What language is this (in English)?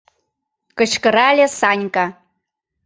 Mari